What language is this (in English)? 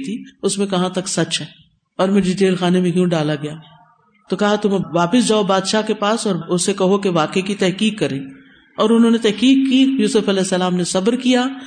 Urdu